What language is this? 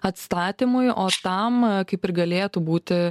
Lithuanian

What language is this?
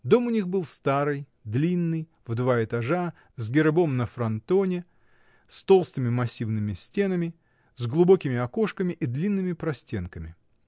Russian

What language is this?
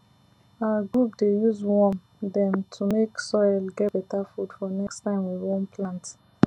Nigerian Pidgin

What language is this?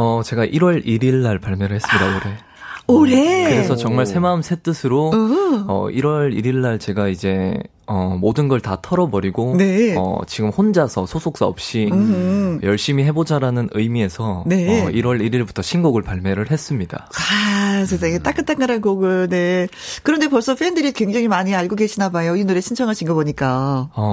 Korean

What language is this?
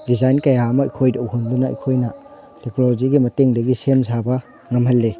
Manipuri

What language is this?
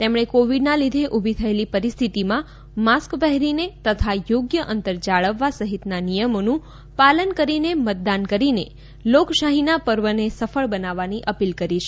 Gujarati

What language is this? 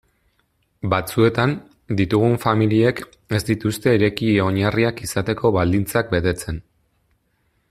Basque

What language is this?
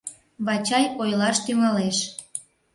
Mari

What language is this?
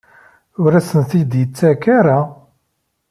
Kabyle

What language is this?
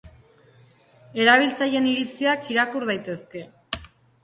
Basque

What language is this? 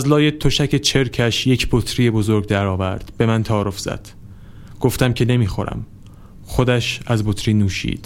Persian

